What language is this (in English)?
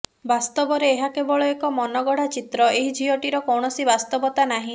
Odia